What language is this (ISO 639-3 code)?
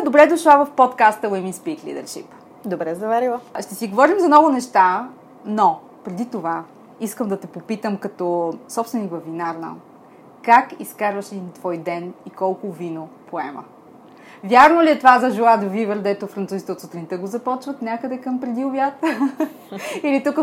bul